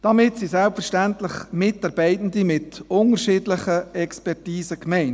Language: Swiss German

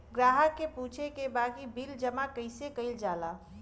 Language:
Bhojpuri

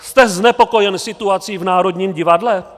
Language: Czech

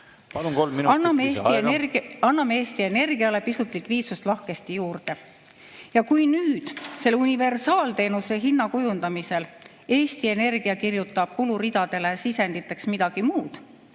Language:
Estonian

